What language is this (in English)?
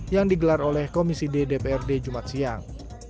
Indonesian